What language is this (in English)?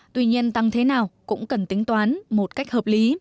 Vietnamese